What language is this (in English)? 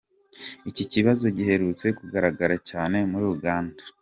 Kinyarwanda